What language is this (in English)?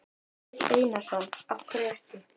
Icelandic